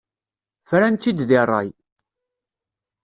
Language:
Kabyle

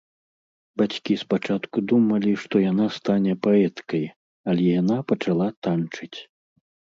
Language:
Belarusian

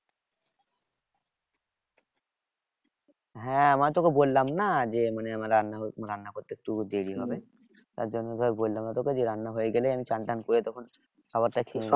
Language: Bangla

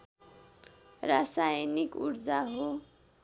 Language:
Nepali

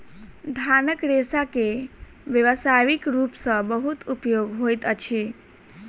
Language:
Maithili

